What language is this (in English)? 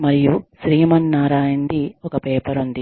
Telugu